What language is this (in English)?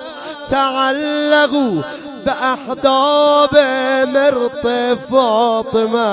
Persian